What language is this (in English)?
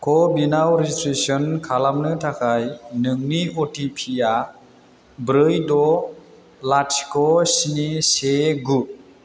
Bodo